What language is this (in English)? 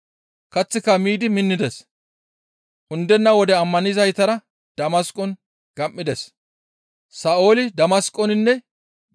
Gamo